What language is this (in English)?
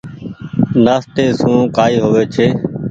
Goaria